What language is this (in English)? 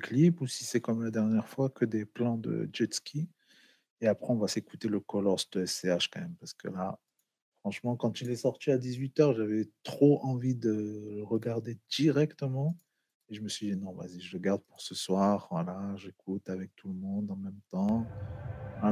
French